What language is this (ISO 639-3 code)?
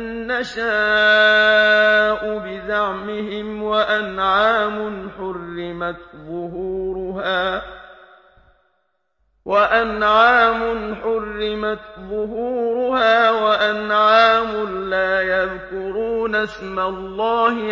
ara